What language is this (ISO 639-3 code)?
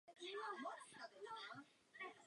ces